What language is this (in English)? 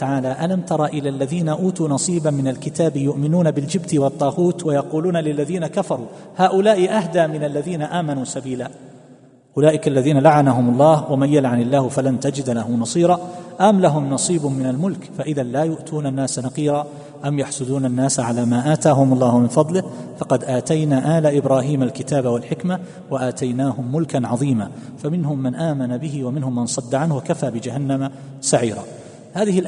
Arabic